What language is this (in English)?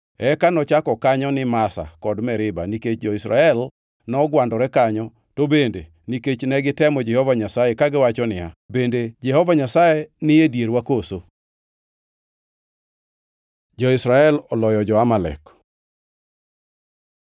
Luo (Kenya and Tanzania)